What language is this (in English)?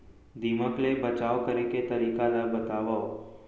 Chhattisgarhi